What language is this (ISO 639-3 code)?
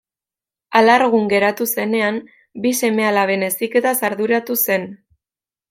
eus